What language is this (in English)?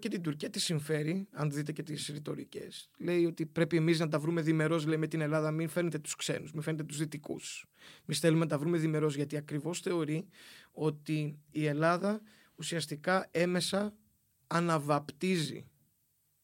Greek